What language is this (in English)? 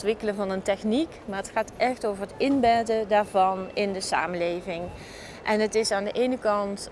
Dutch